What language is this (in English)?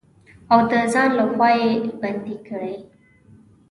Pashto